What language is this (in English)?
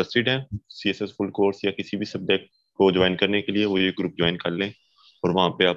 Hindi